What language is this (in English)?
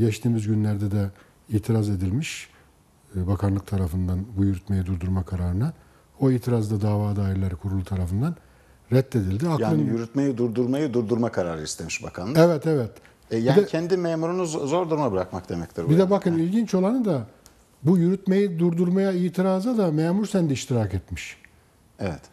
Turkish